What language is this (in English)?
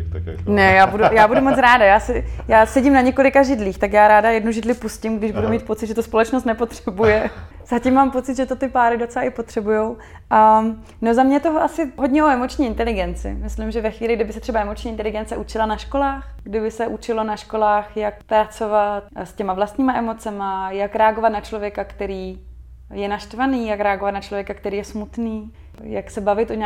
Czech